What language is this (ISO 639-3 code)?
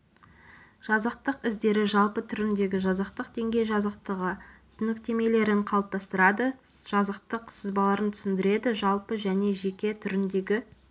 kaz